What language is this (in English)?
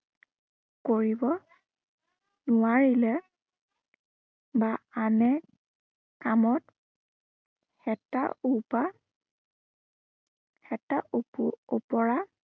Assamese